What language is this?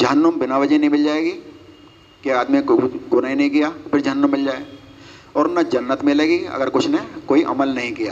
Urdu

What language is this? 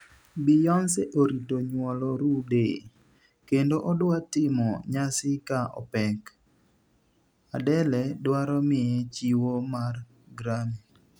Luo (Kenya and Tanzania)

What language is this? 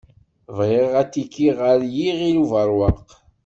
Kabyle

